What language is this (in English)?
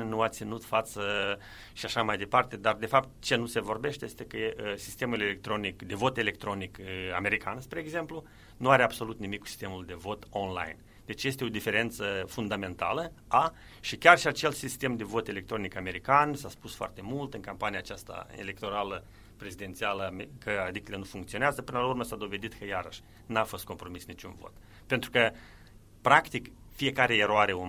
Romanian